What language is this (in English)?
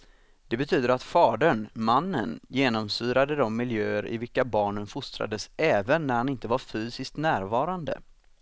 Swedish